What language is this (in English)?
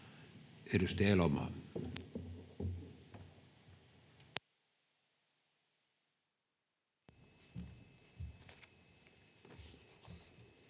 Finnish